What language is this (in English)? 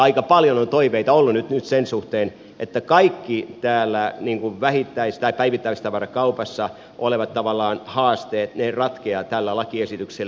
Finnish